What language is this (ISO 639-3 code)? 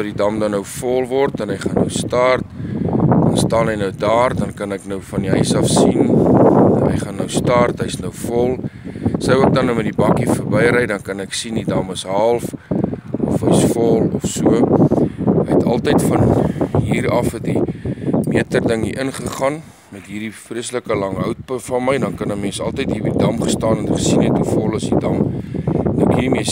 nld